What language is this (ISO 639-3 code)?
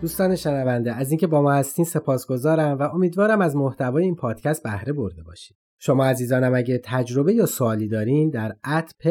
fas